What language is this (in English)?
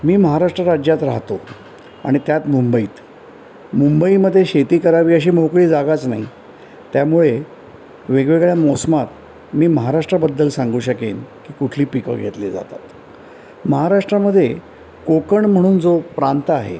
Marathi